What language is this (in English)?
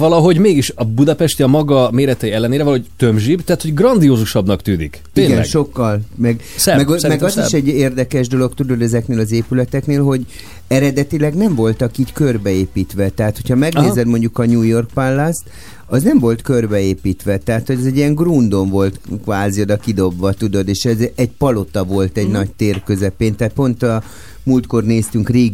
Hungarian